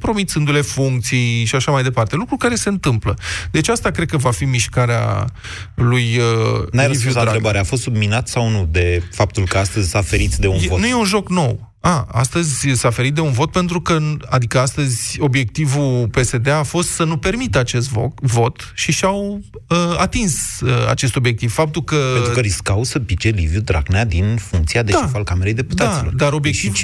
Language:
Romanian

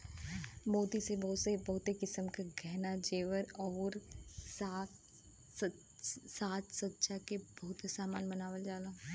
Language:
Bhojpuri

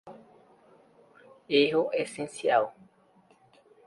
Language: Portuguese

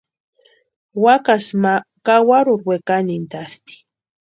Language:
Western Highland Purepecha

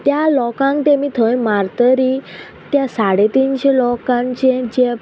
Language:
Konkani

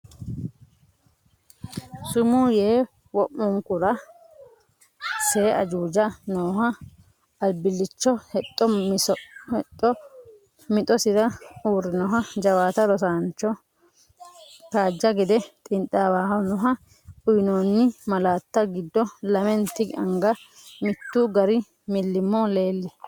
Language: Sidamo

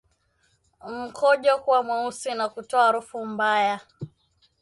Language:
Swahili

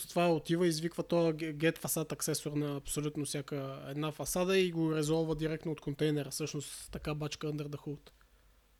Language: Bulgarian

